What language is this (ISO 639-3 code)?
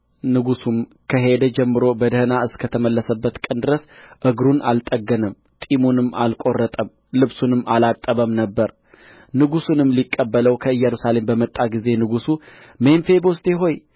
amh